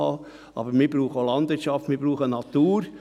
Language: Swiss German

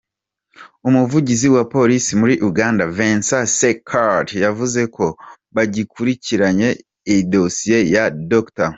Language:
Kinyarwanda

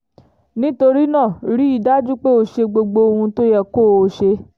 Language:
Yoruba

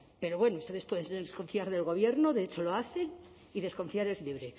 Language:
Spanish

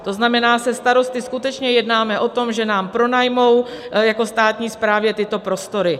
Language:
Czech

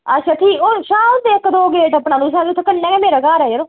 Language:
Dogri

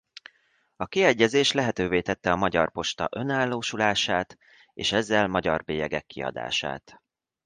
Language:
Hungarian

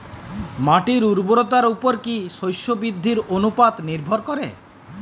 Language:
Bangla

